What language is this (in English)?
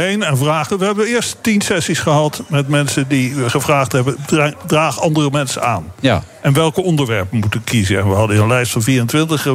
Dutch